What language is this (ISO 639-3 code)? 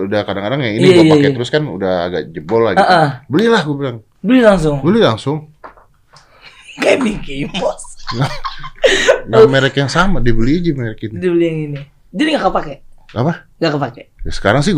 ind